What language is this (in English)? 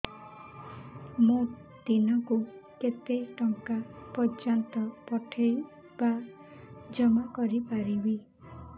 Odia